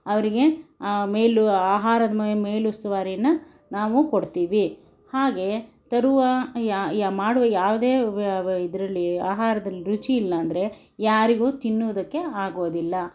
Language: Kannada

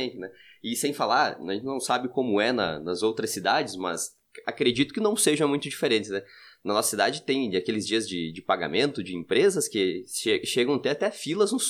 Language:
Portuguese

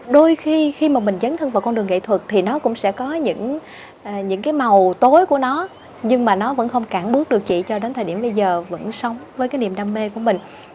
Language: Vietnamese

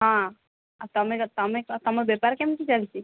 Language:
Odia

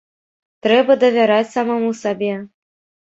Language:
Belarusian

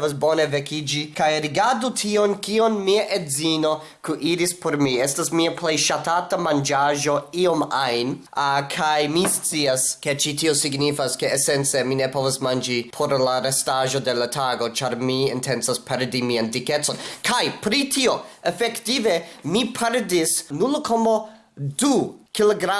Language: Esperanto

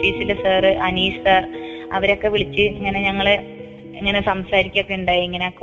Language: Malayalam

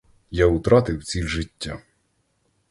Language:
Ukrainian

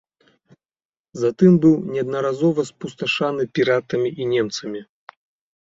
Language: Belarusian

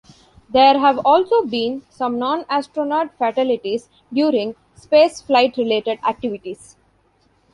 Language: English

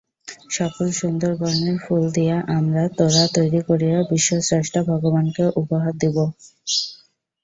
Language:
Bangla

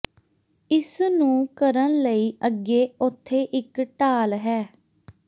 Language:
Punjabi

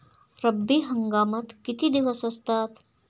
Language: Marathi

